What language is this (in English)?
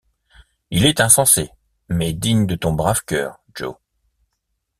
French